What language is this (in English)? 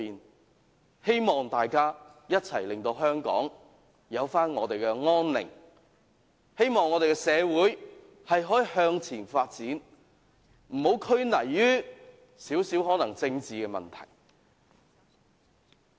Cantonese